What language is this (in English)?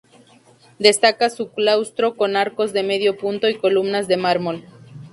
Spanish